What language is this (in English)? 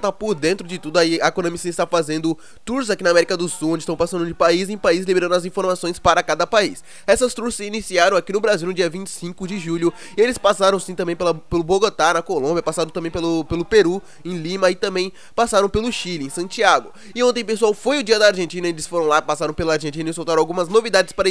Portuguese